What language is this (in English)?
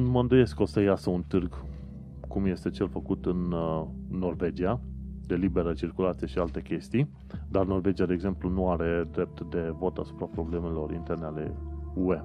Romanian